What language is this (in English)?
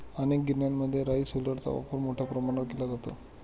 Marathi